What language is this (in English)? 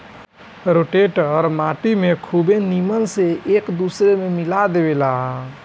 Bhojpuri